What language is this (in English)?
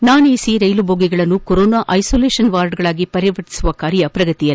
Kannada